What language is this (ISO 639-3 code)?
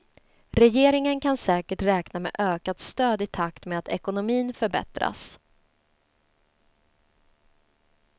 swe